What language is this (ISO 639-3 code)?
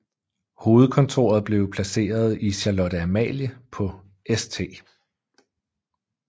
dan